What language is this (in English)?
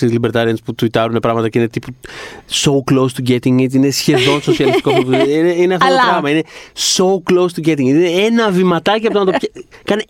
Greek